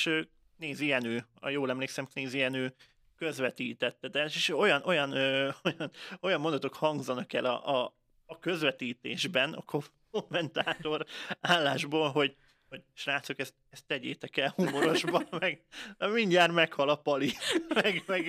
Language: Hungarian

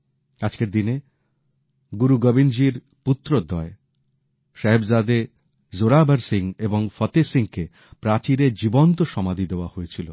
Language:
Bangla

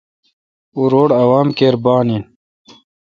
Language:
Kalkoti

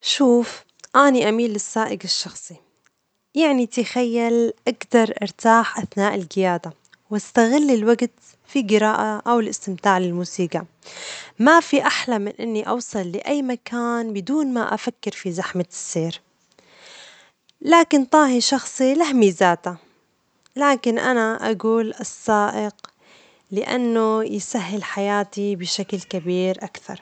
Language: Omani Arabic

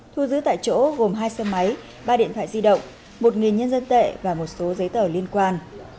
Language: Vietnamese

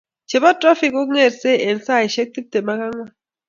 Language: Kalenjin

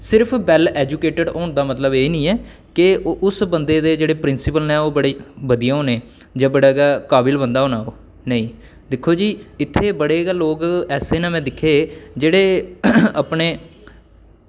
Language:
Dogri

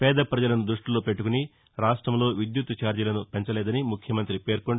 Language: Telugu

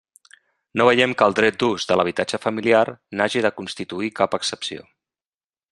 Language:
Catalan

